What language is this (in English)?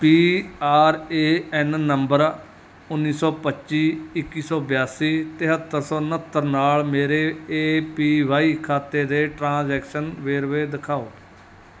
Punjabi